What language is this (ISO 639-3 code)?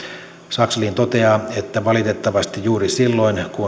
fin